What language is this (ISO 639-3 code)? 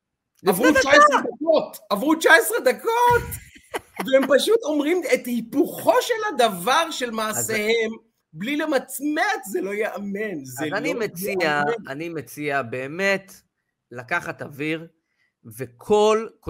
heb